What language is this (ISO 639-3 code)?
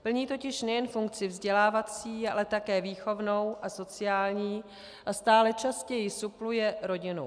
ces